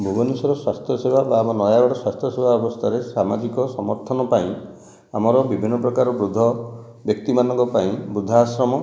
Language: Odia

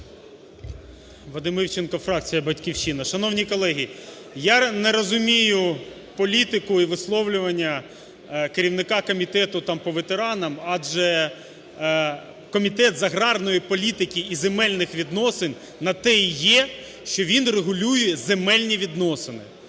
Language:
Ukrainian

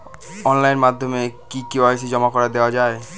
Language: Bangla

